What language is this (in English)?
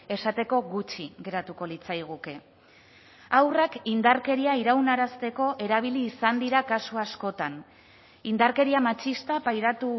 Basque